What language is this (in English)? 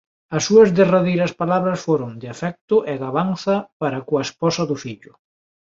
Galician